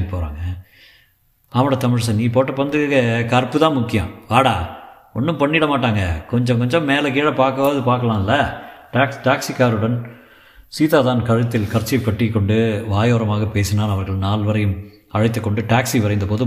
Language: Tamil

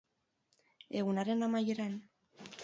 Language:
Basque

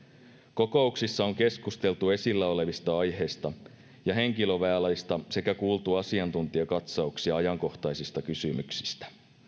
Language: Finnish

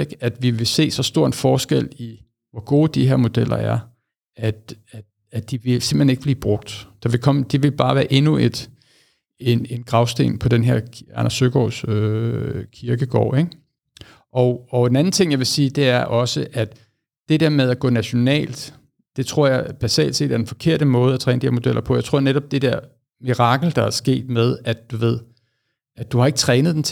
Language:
Danish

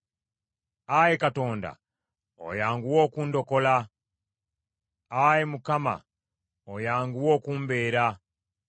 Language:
Ganda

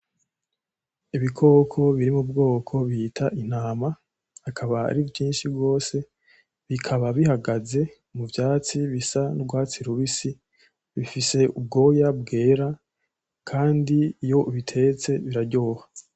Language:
Rundi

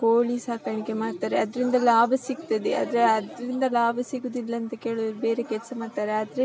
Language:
Kannada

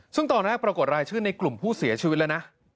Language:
Thai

